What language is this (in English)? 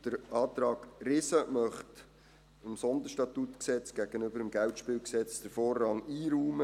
Swiss German